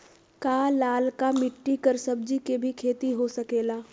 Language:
Magahi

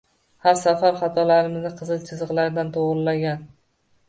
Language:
Uzbek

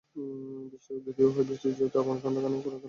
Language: Bangla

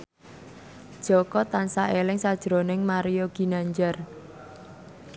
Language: Javanese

